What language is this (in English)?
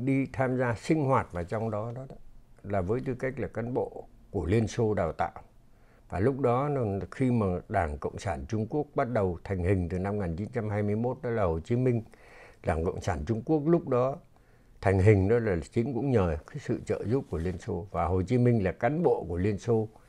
Vietnamese